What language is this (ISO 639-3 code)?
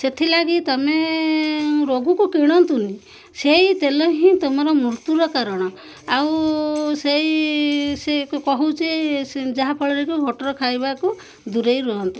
ori